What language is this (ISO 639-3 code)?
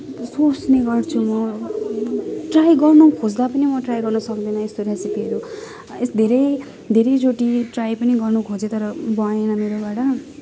nep